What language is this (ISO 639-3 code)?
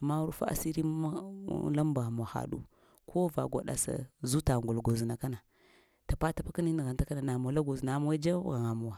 hia